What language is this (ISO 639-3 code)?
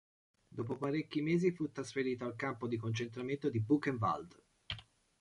ita